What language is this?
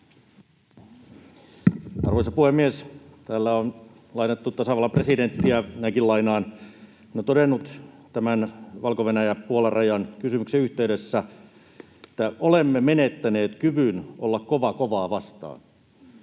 Finnish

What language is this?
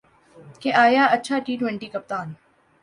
Urdu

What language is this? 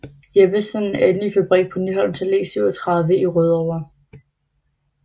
Danish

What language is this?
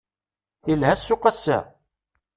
Kabyle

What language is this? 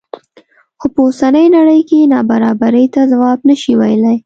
Pashto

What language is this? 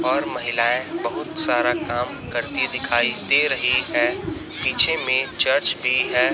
Hindi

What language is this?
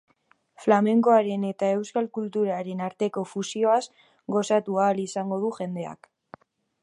Basque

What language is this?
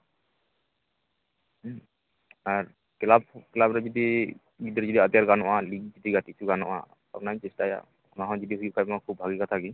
Santali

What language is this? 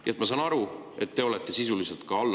Estonian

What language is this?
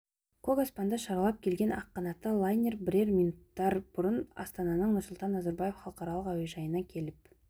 Kazakh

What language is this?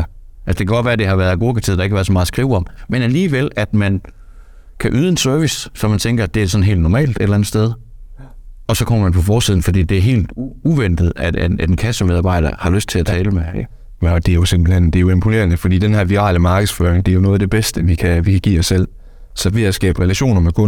Danish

